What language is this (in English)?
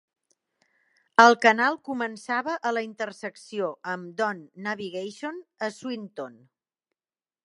Catalan